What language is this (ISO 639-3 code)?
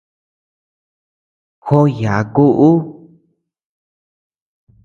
cux